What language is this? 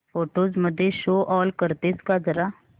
Marathi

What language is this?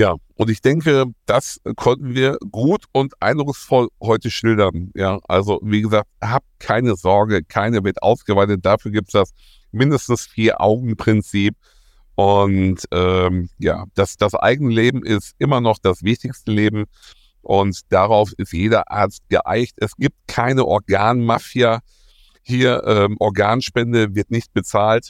German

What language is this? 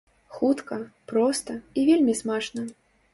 Belarusian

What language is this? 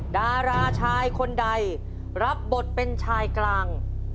Thai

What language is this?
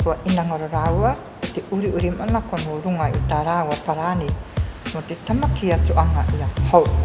Māori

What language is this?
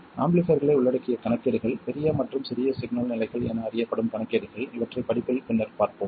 Tamil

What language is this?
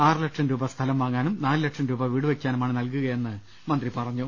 Malayalam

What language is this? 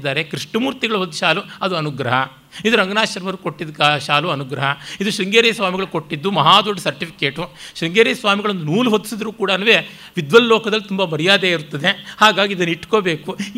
Kannada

